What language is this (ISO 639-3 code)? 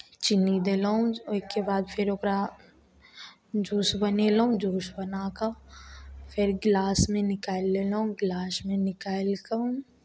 mai